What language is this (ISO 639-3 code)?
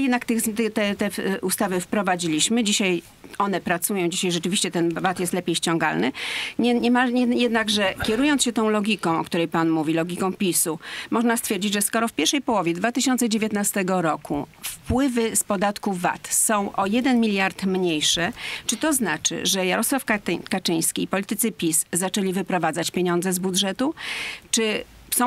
pol